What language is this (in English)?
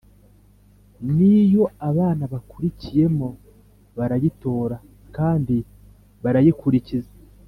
Kinyarwanda